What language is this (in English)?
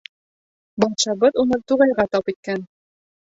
Bashkir